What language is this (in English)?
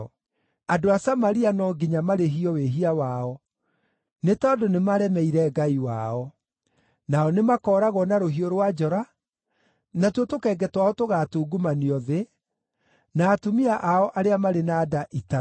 Kikuyu